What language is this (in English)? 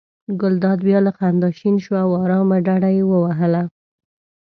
Pashto